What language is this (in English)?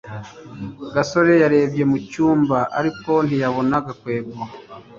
Kinyarwanda